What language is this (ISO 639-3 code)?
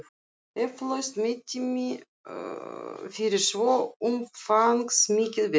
isl